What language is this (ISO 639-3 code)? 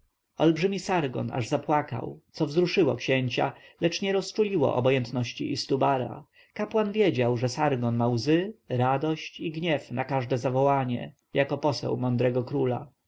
pol